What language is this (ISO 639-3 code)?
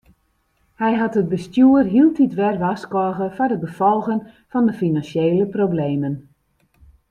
fry